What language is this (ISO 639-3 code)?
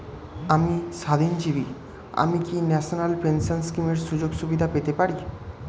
ben